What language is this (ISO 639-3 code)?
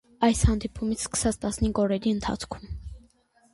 hye